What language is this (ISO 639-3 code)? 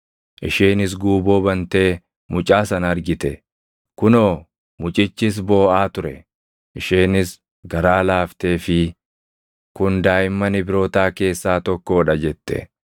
orm